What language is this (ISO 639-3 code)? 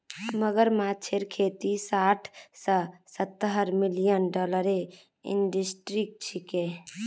mag